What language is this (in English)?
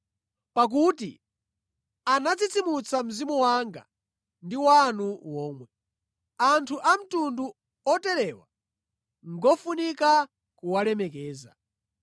Nyanja